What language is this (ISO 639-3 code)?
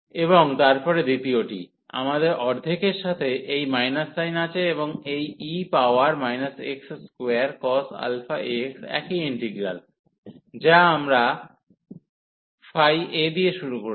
ben